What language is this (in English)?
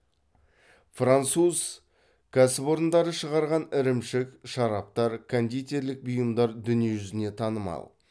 Kazakh